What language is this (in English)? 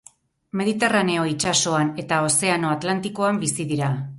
Basque